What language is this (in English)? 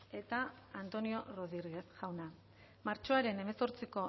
Basque